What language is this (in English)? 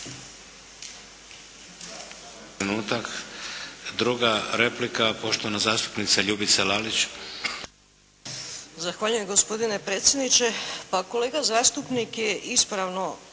Croatian